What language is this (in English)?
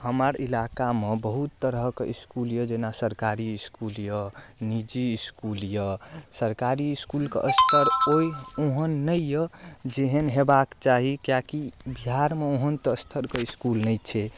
Maithili